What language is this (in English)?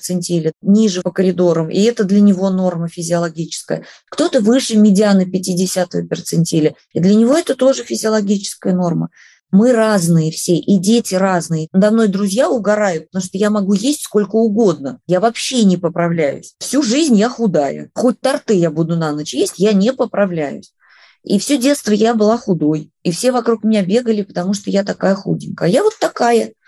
Russian